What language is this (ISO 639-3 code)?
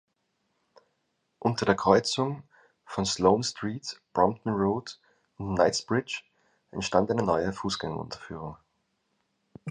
deu